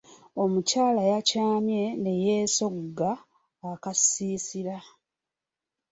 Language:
Ganda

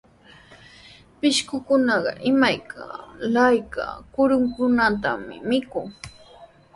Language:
Sihuas Ancash Quechua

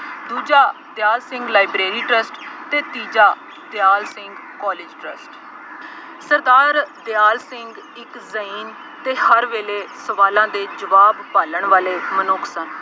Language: Punjabi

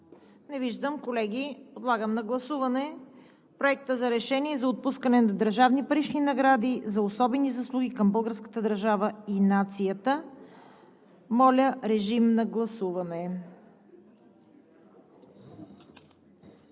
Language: Bulgarian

